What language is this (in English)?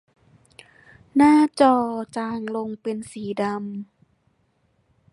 Thai